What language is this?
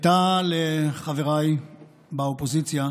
Hebrew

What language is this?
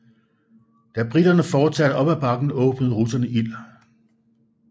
Danish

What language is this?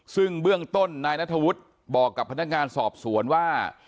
Thai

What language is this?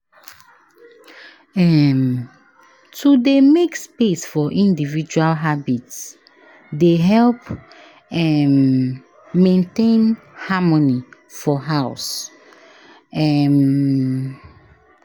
Nigerian Pidgin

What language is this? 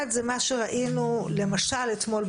Hebrew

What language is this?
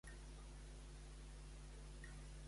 Catalan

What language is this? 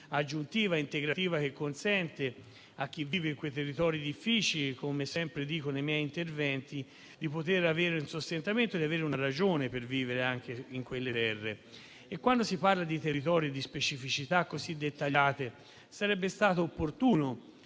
Italian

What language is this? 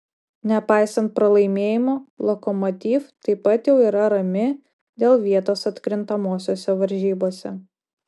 Lithuanian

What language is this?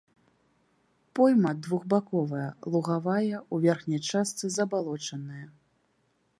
Belarusian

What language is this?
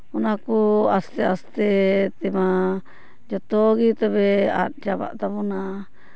Santali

